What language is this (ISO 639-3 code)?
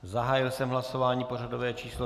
ces